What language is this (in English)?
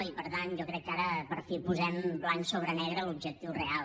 Catalan